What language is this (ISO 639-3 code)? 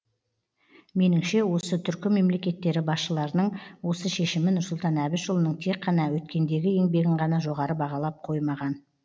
kaz